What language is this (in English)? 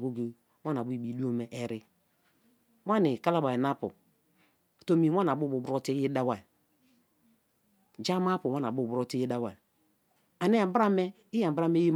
Kalabari